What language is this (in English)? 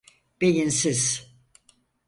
Turkish